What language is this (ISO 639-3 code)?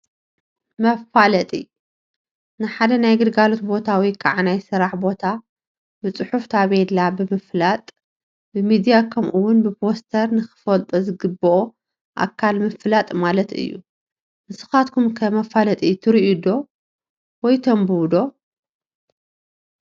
tir